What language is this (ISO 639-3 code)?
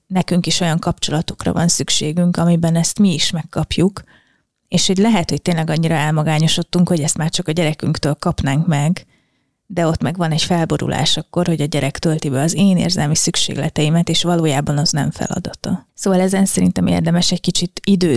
hun